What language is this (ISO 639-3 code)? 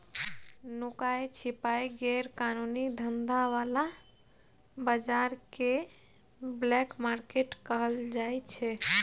mai